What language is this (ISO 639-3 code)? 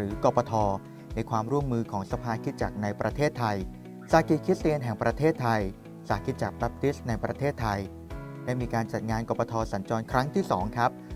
tha